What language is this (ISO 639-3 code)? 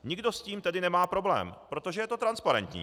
ces